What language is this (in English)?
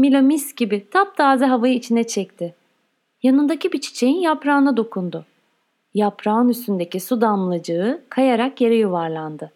Turkish